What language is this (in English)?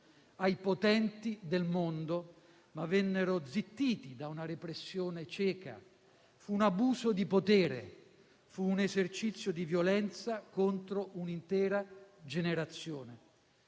Italian